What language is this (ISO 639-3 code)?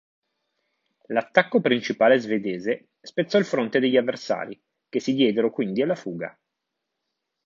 ita